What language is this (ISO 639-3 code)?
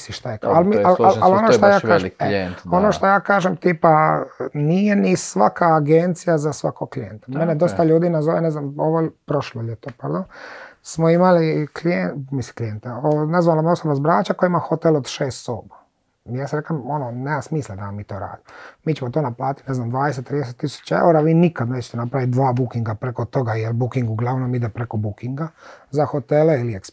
hrv